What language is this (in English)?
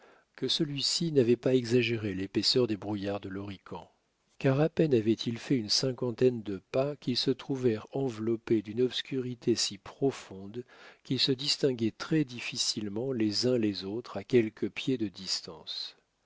French